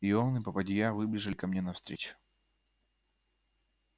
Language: Russian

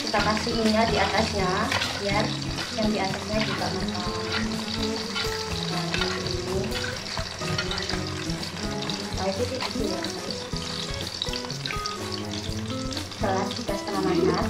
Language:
Indonesian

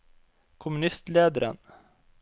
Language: Norwegian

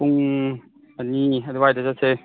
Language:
Manipuri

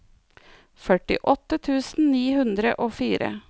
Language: Norwegian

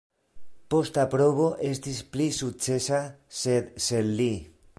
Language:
Esperanto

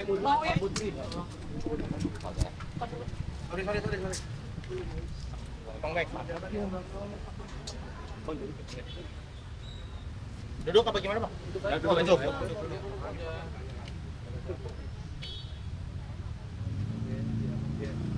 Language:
Indonesian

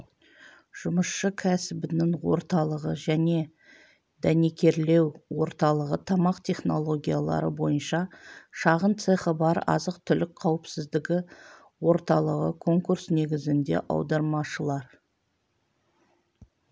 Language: Kazakh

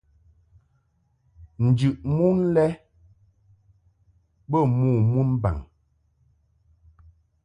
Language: Mungaka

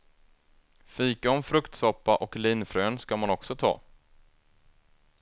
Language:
Swedish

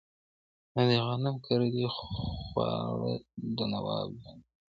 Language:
Pashto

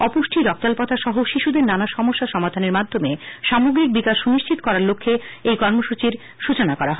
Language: Bangla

